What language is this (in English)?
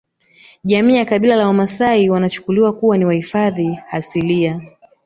Swahili